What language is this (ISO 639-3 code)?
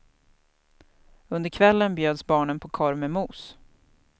swe